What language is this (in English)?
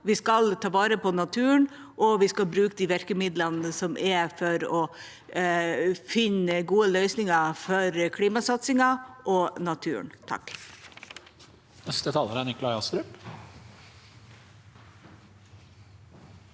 Norwegian